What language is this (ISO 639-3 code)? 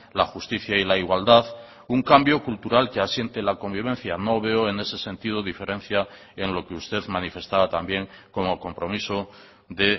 spa